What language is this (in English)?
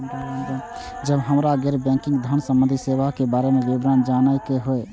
Maithili